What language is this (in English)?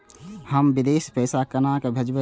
Maithili